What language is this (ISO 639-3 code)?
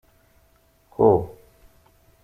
kab